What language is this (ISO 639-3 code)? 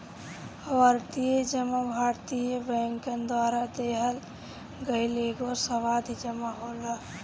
bho